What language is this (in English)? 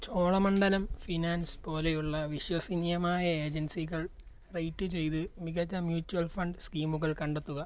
Malayalam